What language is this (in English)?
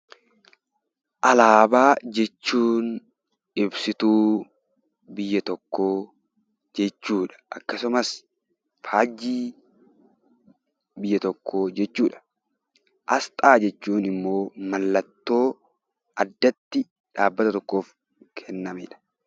Oromo